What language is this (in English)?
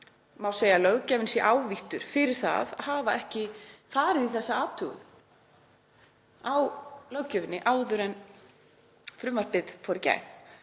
Icelandic